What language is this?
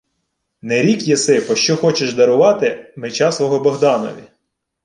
Ukrainian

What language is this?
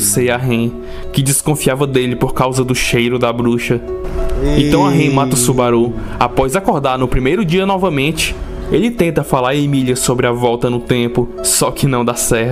Portuguese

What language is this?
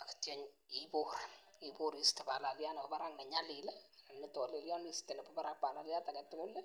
Kalenjin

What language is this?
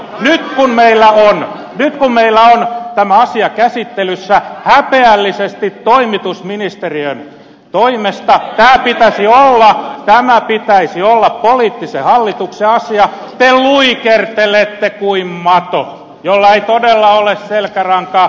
Finnish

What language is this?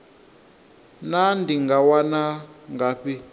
Venda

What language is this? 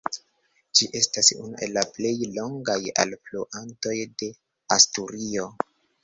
Esperanto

